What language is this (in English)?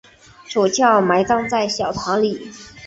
Chinese